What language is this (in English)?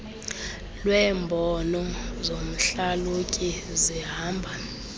Xhosa